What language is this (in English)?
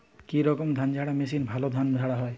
Bangla